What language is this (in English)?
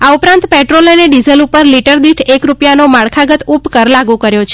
Gujarati